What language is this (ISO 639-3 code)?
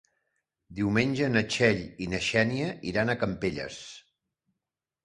cat